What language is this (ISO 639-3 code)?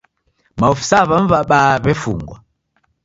dav